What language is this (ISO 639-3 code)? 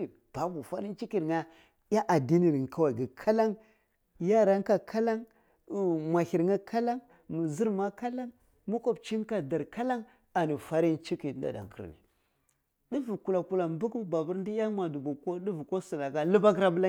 ckl